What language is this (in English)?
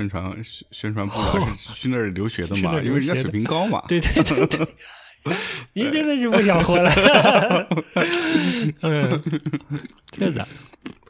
Chinese